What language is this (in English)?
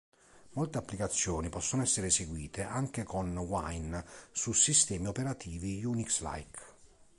Italian